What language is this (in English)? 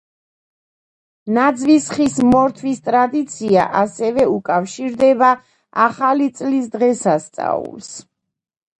Georgian